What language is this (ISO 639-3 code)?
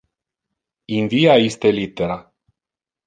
ina